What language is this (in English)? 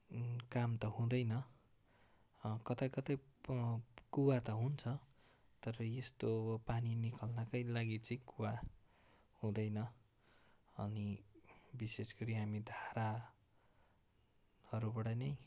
Nepali